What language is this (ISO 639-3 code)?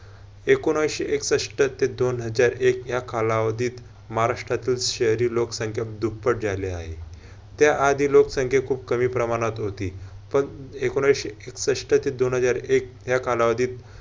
mar